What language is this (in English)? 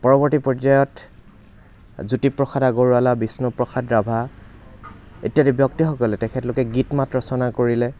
Assamese